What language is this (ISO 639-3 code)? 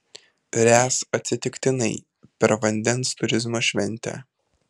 lit